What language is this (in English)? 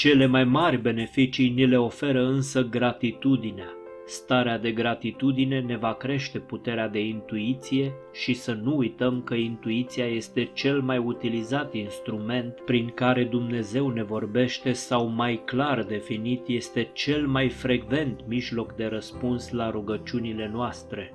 Romanian